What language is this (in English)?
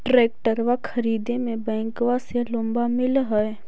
Magahi